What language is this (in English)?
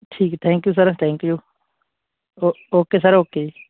Punjabi